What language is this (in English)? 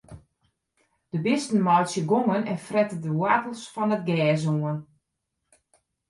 Western Frisian